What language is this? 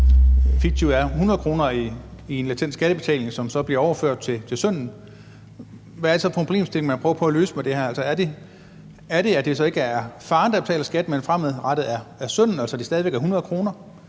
Danish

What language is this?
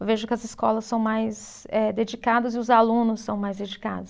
Portuguese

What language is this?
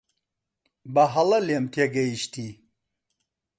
Central Kurdish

